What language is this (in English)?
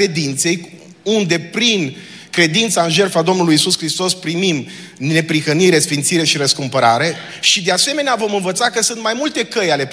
Romanian